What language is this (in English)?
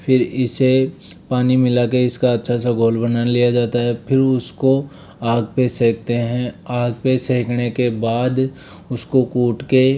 Hindi